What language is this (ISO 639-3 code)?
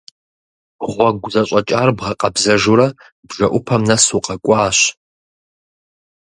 kbd